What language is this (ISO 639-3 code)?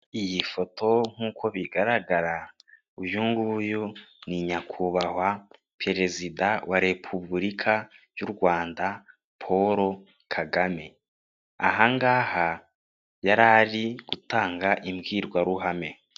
kin